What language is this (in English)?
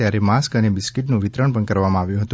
Gujarati